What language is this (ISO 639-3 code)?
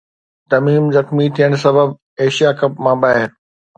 snd